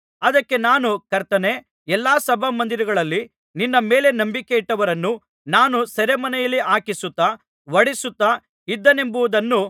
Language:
Kannada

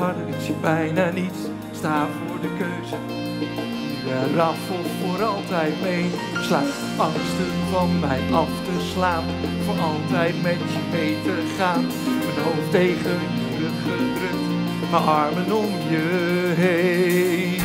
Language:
Dutch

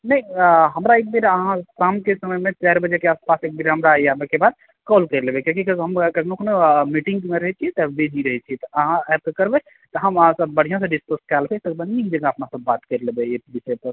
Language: Maithili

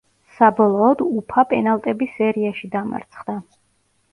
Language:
Georgian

